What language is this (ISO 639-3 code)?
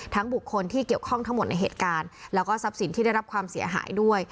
tha